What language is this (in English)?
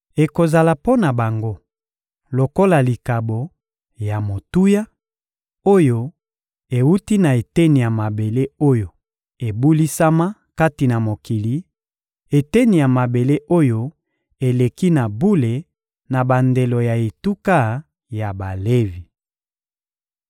Lingala